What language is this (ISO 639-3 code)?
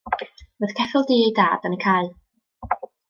cym